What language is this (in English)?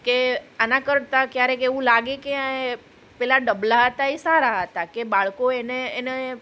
Gujarati